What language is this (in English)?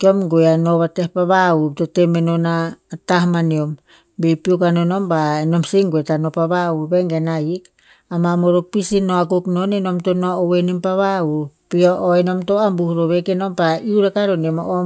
Tinputz